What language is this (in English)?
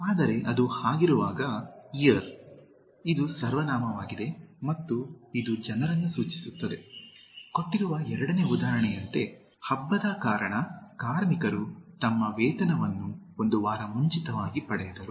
Kannada